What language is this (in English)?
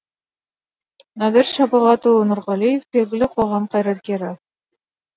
Kazakh